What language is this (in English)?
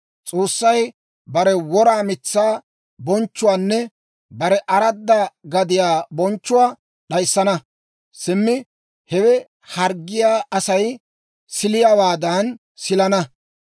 Dawro